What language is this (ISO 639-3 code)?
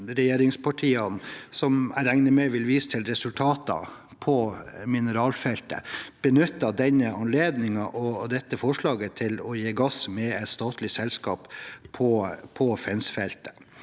nor